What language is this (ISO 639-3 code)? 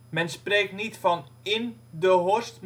nld